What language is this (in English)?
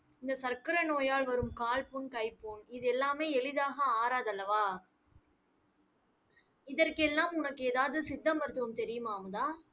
Tamil